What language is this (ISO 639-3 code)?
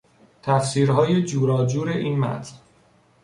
fas